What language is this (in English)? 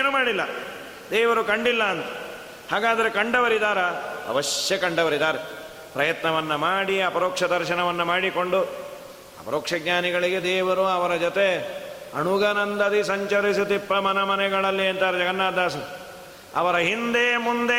Kannada